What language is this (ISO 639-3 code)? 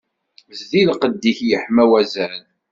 kab